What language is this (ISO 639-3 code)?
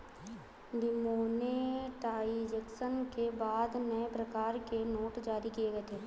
hin